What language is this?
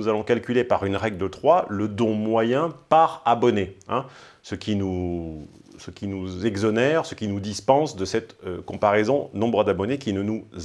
French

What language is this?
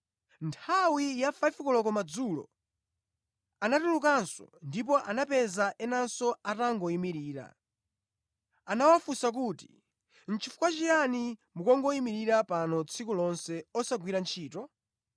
Nyanja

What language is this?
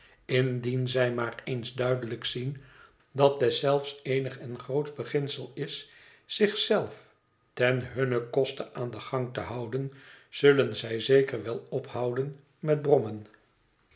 Dutch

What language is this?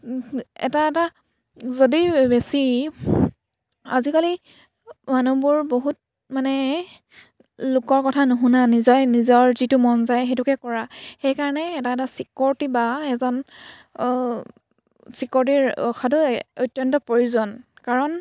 Assamese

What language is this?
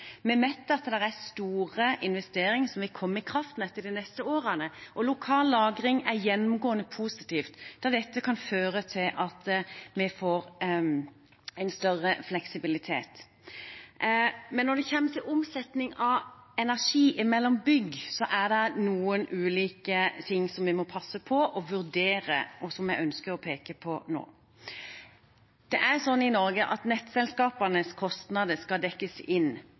Norwegian Bokmål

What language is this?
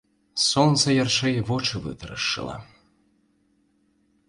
Belarusian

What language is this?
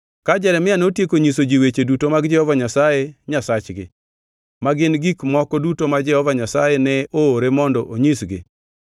Luo (Kenya and Tanzania)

